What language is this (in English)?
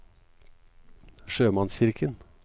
Norwegian